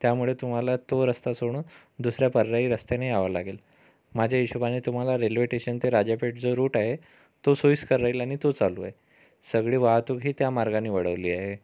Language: Marathi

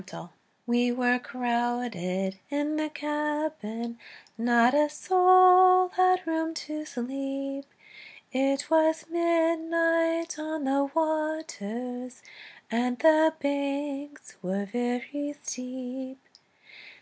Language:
English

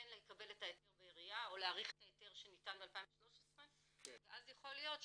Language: Hebrew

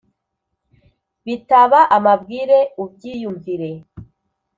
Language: Kinyarwanda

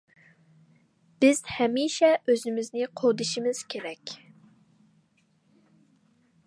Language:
Uyghur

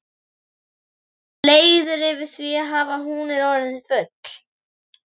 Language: Icelandic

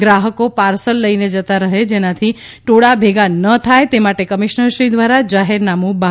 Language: Gujarati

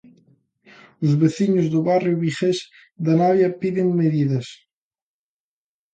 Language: Galician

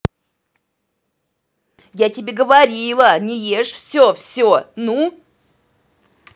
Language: Russian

